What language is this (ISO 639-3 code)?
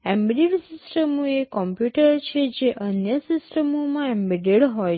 guj